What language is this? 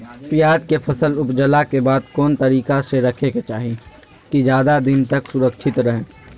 Magahi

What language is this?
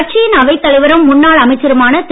Tamil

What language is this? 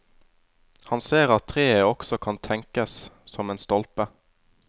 Norwegian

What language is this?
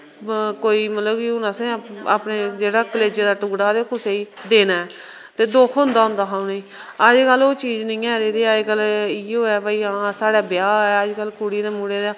Dogri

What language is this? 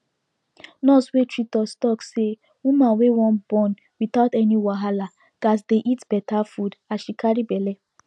Nigerian Pidgin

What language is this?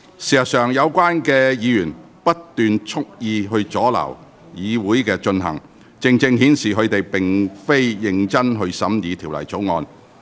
Cantonese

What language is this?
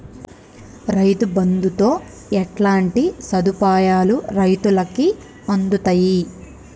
Telugu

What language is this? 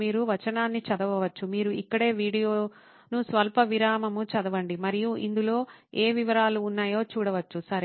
Telugu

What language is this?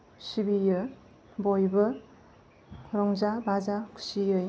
Bodo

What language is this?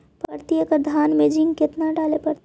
Magahi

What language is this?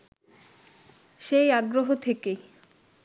Bangla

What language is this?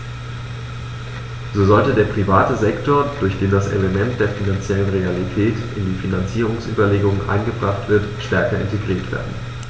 German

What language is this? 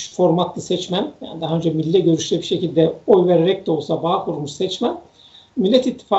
Turkish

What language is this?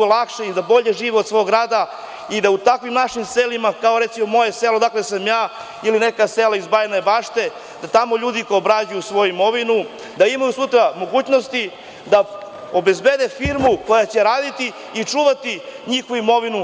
Serbian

